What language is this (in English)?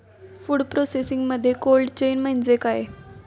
Marathi